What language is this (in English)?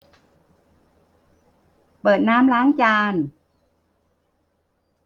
Thai